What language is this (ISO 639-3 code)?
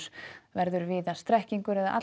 isl